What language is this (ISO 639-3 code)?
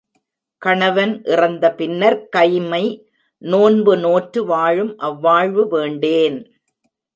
tam